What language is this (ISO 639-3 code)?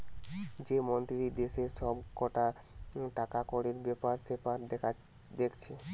ben